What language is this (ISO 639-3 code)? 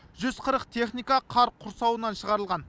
kaz